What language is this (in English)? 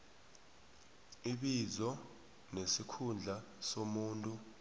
South Ndebele